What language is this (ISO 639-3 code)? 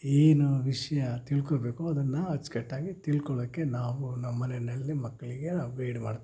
kan